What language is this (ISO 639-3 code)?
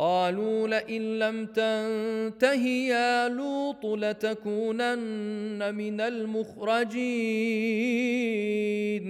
ara